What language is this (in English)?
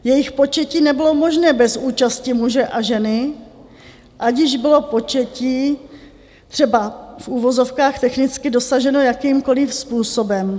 Czech